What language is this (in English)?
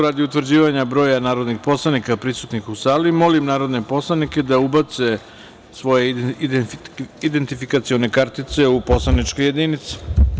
Serbian